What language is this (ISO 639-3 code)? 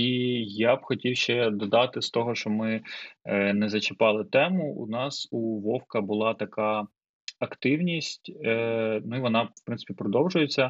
ukr